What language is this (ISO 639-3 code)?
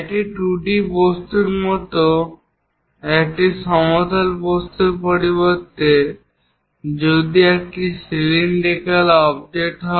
ben